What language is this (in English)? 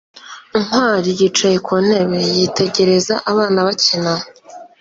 Kinyarwanda